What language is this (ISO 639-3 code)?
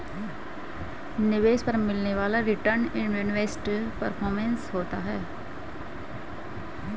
hin